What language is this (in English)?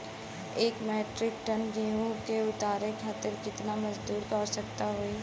Bhojpuri